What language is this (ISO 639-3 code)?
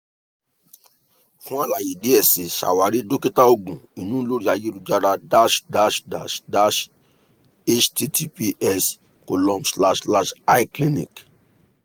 yor